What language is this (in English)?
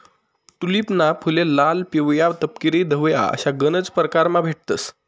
Marathi